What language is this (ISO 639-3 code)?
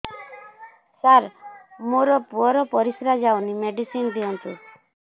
ori